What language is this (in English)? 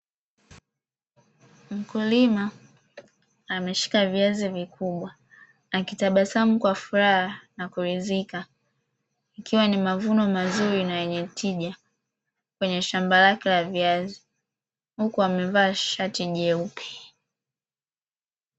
Swahili